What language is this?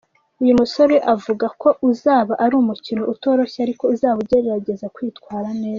Kinyarwanda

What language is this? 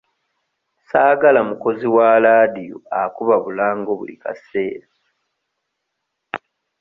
Ganda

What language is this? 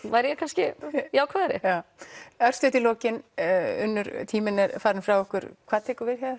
Icelandic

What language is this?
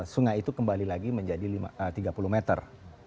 Indonesian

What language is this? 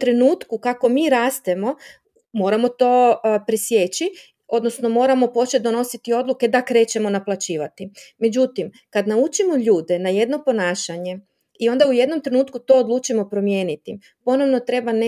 Croatian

